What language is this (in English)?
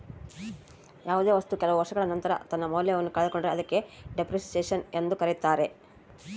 Kannada